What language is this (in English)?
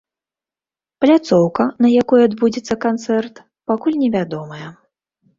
Belarusian